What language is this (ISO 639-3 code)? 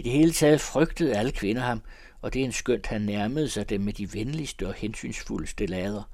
dan